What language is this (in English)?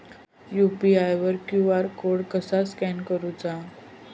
Marathi